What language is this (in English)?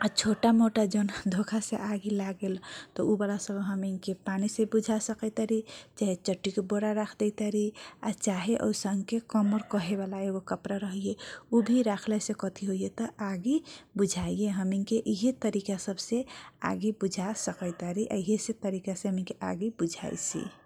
Kochila Tharu